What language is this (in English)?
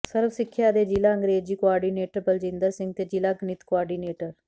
Punjabi